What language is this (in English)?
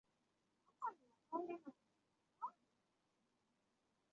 Chinese